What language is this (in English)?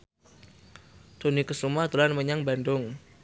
Javanese